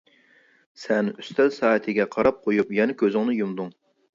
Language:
Uyghur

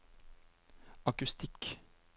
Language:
Norwegian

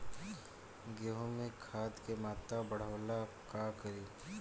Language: Bhojpuri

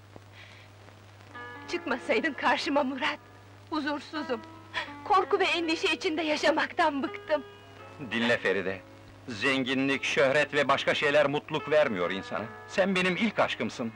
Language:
Turkish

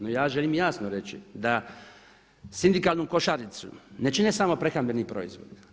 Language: Croatian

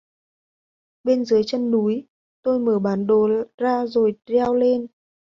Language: Vietnamese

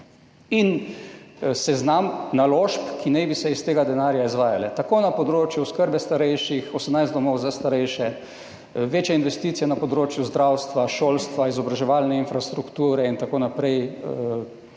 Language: Slovenian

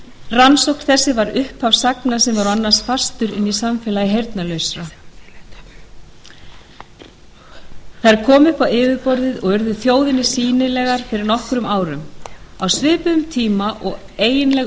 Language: Icelandic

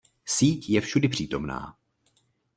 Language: Czech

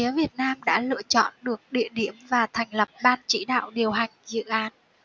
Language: Vietnamese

